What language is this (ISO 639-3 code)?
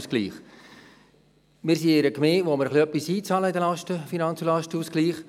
gsw